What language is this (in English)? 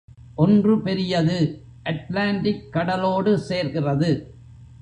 Tamil